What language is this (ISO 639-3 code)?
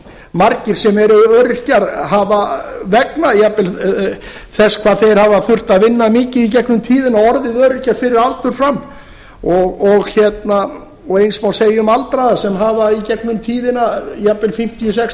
isl